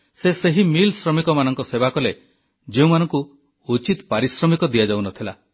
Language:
Odia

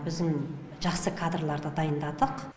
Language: Kazakh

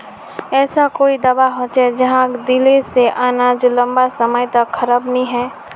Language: Magahi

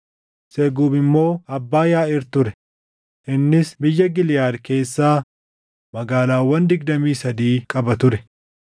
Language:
Oromo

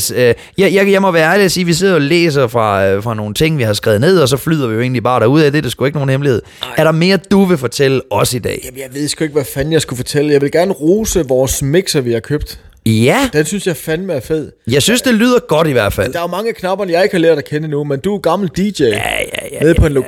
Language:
Danish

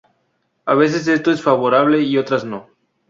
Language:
Spanish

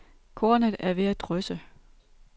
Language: Danish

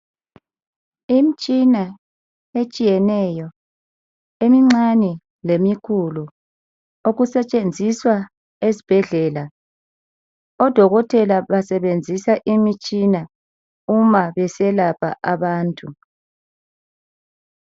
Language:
North Ndebele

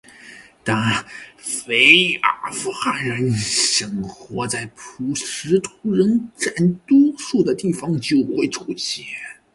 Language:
Chinese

